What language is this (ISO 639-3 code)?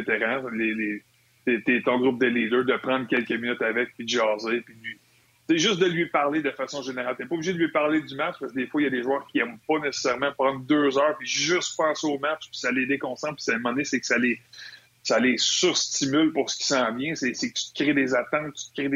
fra